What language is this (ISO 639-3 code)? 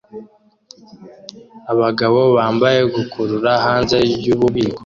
kin